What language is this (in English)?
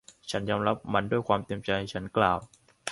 Thai